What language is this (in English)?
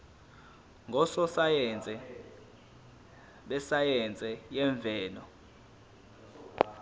Zulu